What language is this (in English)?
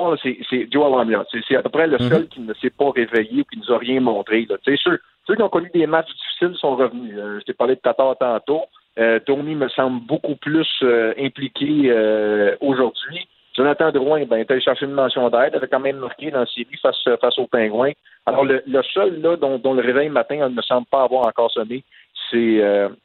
French